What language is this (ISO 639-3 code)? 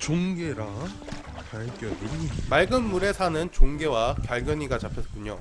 kor